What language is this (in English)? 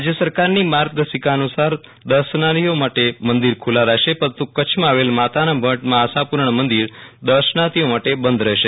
Gujarati